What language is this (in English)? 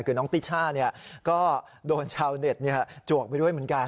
Thai